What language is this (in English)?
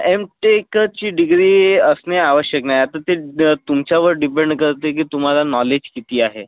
Marathi